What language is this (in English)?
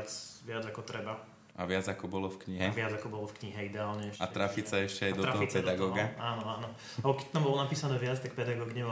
Slovak